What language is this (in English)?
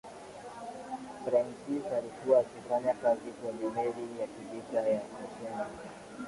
Swahili